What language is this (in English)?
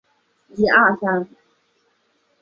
Chinese